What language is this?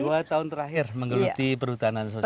Indonesian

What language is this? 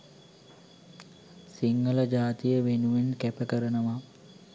Sinhala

